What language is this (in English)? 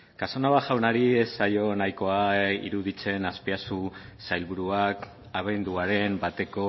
Basque